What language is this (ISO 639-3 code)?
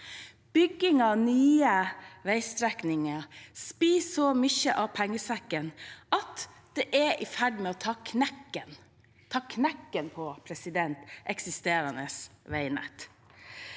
nor